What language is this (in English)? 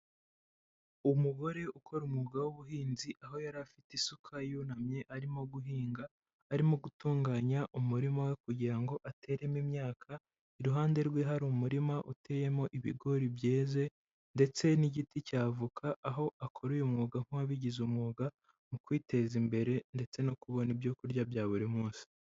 Kinyarwanda